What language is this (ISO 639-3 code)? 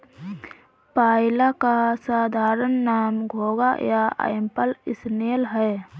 hin